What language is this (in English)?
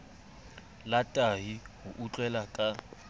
Southern Sotho